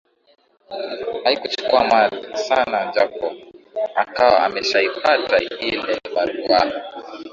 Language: Swahili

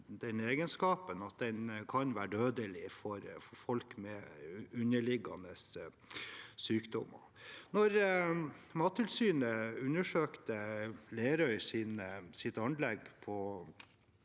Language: Norwegian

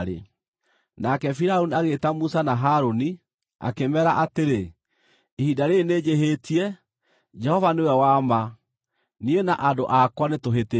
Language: Kikuyu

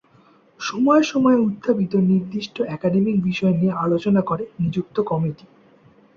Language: Bangla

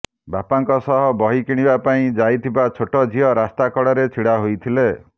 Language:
Odia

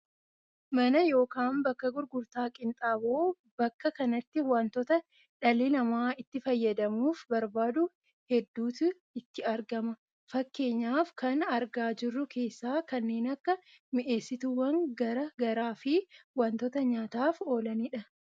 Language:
Oromo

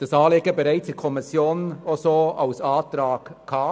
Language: Swiss German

